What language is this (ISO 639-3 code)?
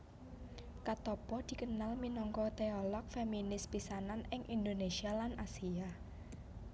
jav